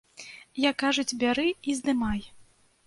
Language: Belarusian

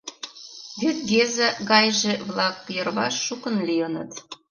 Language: Mari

